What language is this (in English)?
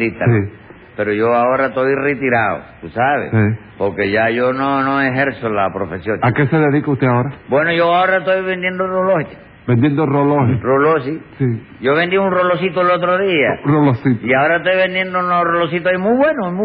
Spanish